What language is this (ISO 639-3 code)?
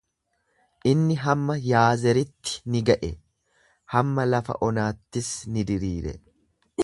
orm